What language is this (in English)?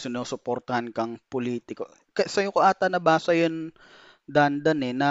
Filipino